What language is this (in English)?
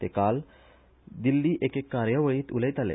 Konkani